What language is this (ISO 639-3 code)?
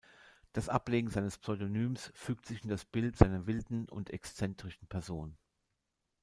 deu